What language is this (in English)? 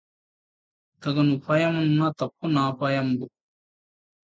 Telugu